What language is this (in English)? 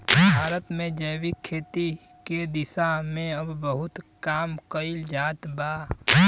Bhojpuri